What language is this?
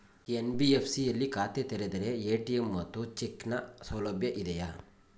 Kannada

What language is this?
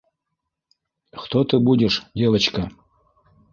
Bashkir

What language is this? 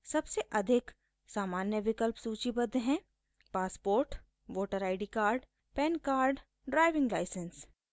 Hindi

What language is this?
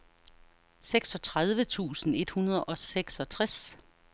Danish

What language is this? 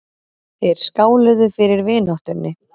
Icelandic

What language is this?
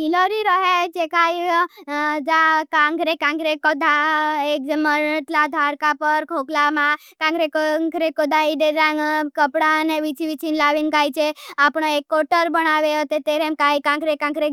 Bhili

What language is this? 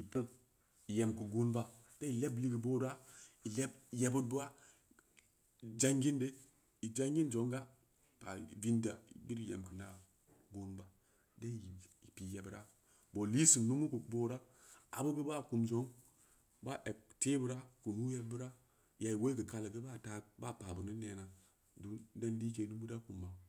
Samba Leko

